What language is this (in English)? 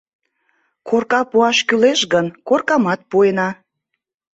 Mari